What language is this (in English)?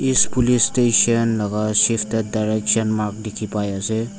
Naga Pidgin